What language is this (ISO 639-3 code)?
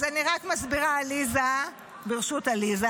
heb